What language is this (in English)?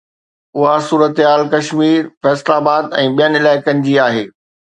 Sindhi